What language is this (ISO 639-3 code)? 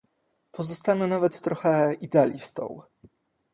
pol